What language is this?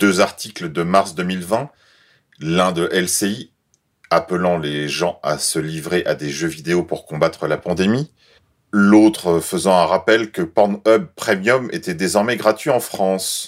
French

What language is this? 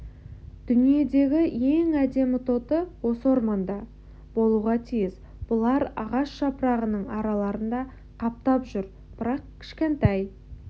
Kazakh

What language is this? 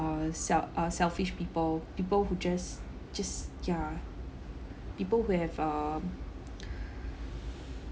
English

